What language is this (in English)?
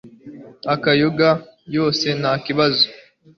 Kinyarwanda